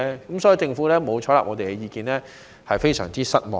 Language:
Cantonese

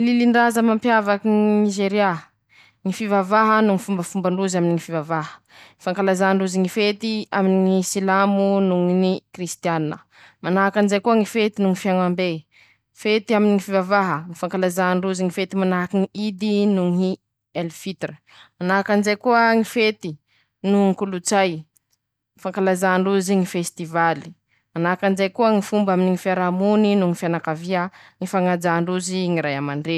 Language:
Masikoro Malagasy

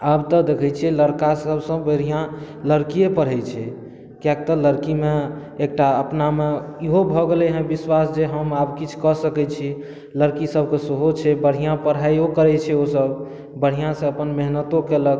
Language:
Maithili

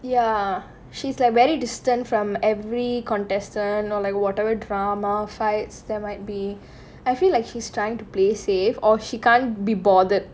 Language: English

